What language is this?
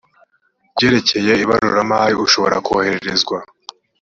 Kinyarwanda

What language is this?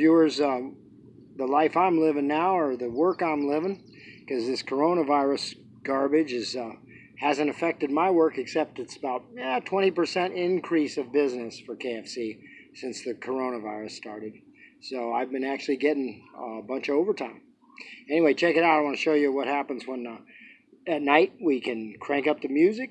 English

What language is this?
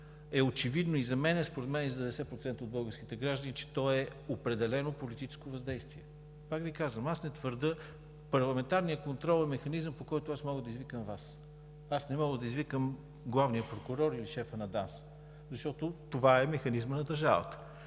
Bulgarian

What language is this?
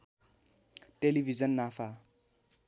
Nepali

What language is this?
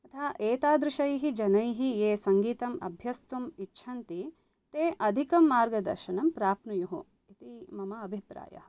Sanskrit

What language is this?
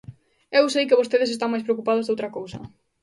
Galician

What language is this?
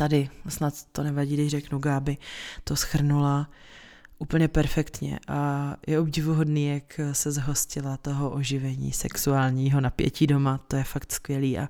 Czech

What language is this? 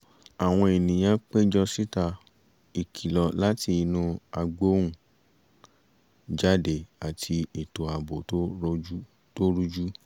Yoruba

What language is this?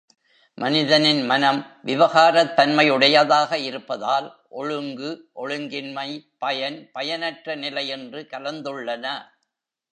Tamil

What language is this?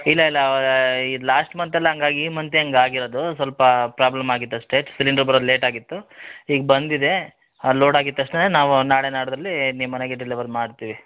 Kannada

